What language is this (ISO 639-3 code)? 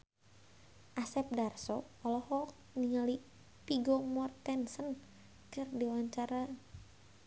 sun